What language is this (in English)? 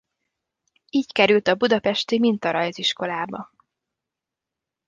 Hungarian